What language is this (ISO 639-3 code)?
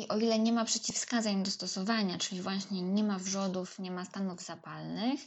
pol